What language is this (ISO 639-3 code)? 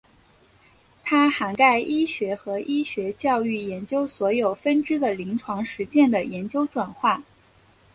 zho